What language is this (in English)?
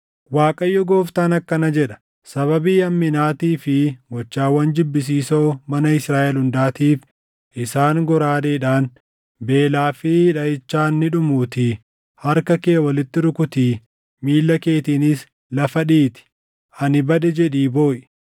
Oromo